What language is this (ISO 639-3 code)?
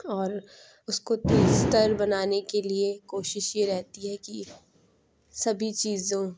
urd